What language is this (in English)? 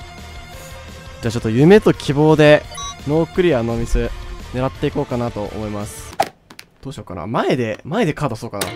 Japanese